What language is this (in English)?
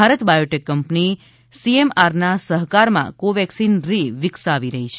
Gujarati